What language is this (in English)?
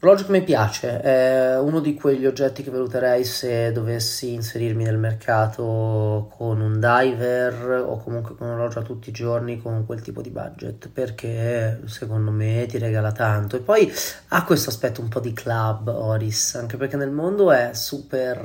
Italian